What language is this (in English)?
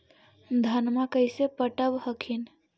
Magahi